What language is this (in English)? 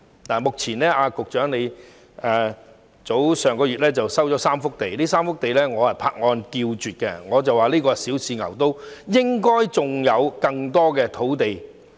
Cantonese